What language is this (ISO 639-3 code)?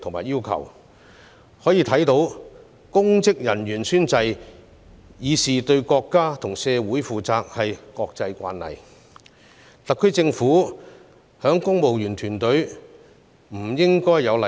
yue